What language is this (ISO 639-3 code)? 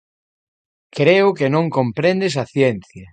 glg